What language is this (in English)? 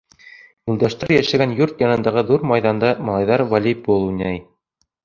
Bashkir